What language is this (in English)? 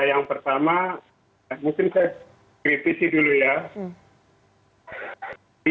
Indonesian